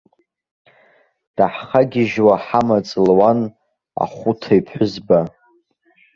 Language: Abkhazian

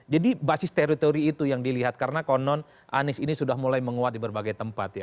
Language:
Indonesian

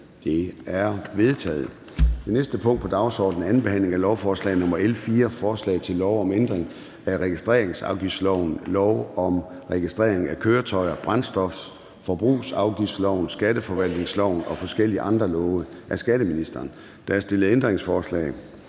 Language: Danish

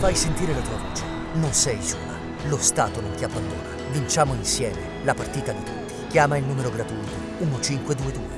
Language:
Italian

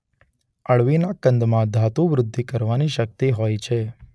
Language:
Gujarati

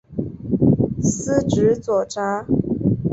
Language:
Chinese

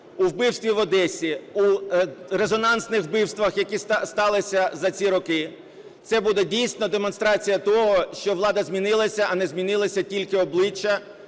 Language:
Ukrainian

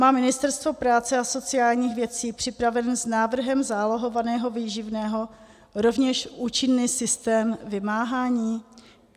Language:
Czech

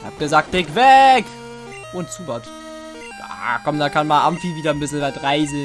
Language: German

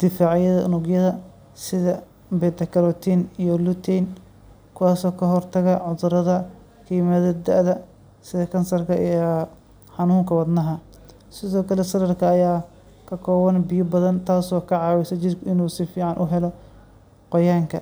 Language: Somali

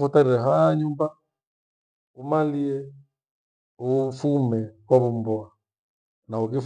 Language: Gweno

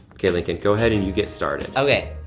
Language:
English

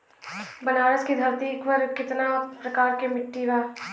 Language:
Bhojpuri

